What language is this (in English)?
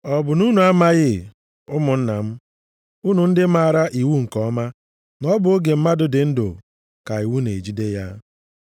Igbo